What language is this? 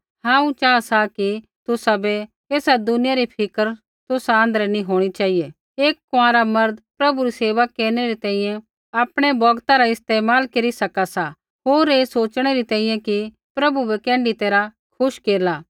Kullu Pahari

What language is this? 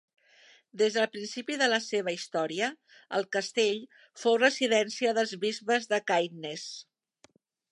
Catalan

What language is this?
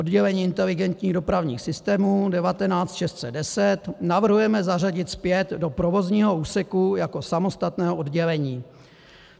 Czech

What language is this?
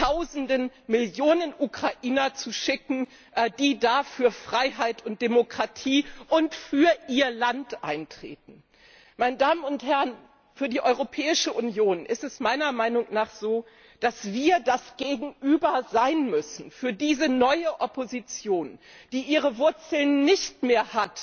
German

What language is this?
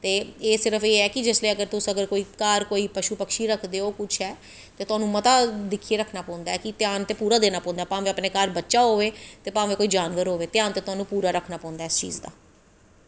Dogri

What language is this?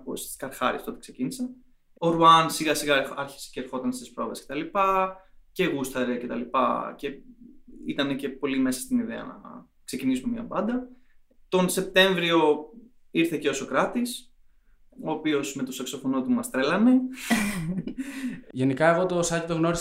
Greek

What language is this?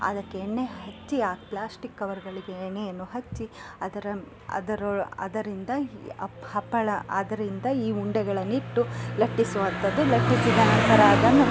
Kannada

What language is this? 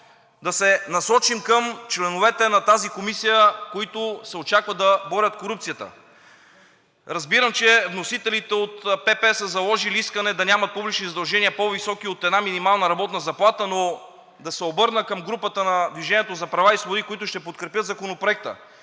Bulgarian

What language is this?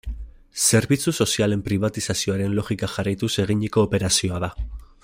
Basque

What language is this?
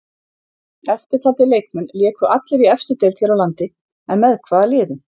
Icelandic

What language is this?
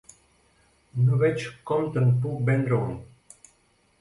Catalan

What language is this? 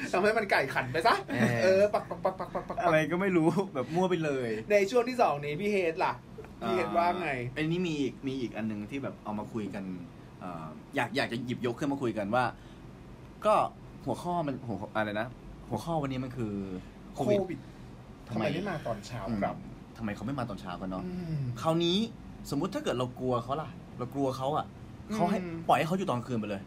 Thai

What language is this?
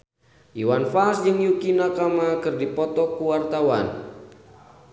Sundanese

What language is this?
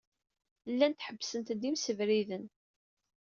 Kabyle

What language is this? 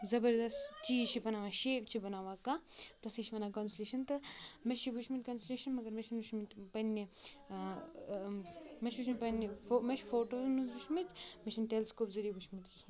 Kashmiri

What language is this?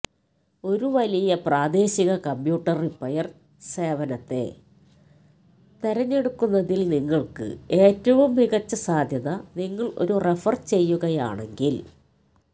Malayalam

